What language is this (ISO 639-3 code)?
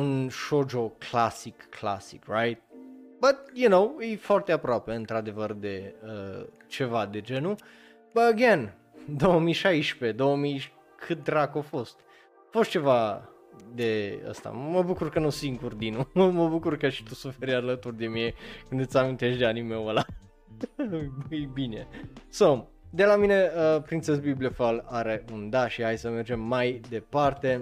ron